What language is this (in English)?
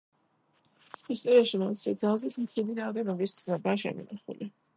Georgian